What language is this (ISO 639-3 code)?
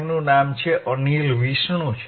guj